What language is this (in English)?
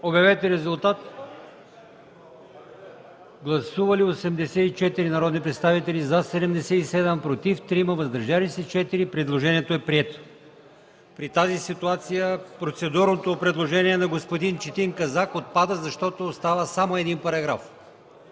Bulgarian